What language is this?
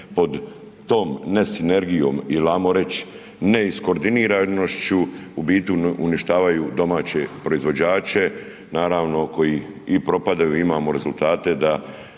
Croatian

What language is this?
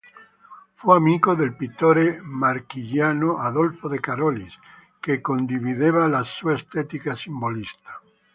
Italian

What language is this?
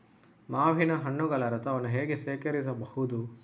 Kannada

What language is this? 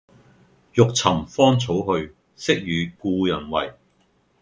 Cantonese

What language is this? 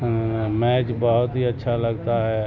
Urdu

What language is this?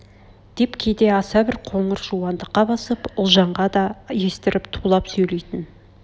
Kazakh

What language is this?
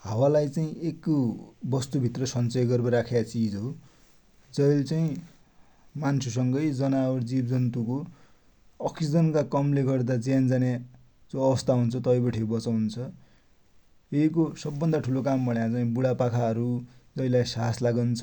Dotyali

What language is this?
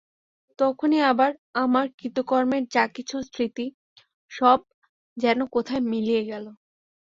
Bangla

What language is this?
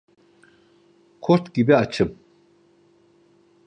Turkish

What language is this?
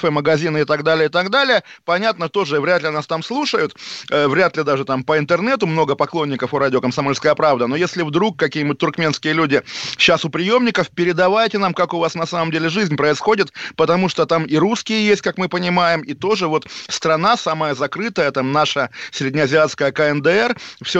Russian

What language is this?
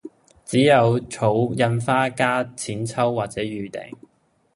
Cantonese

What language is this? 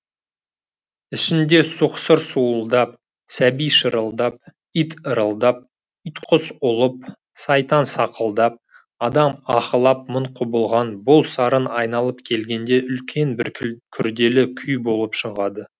Kazakh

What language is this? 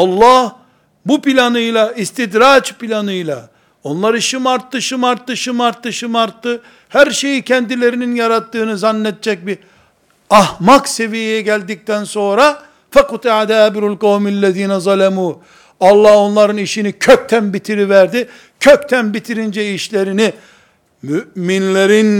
Turkish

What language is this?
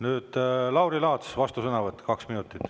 Estonian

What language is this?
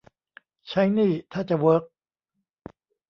Thai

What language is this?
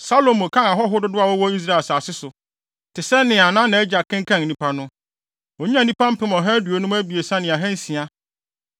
Akan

